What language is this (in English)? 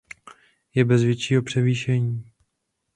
Czech